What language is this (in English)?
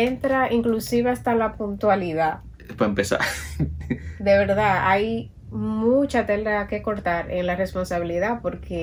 Spanish